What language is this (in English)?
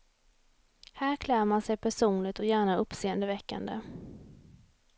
Swedish